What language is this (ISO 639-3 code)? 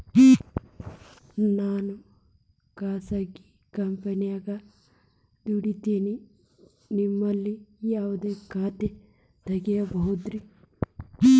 kan